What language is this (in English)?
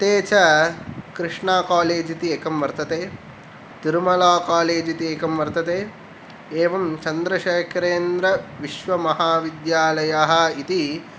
Sanskrit